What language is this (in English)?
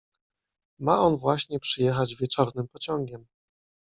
Polish